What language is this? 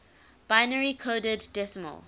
English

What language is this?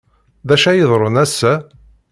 Kabyle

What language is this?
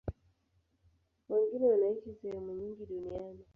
Swahili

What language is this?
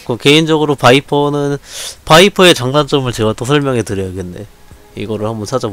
Korean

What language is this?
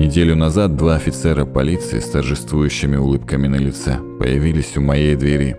Russian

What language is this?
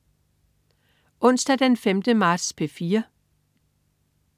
Danish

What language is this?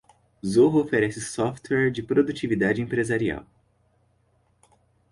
Portuguese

